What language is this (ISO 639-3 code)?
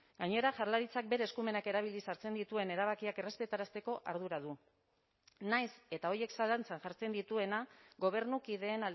eus